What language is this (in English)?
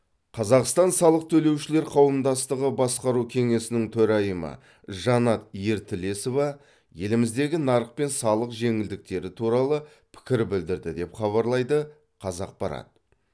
Kazakh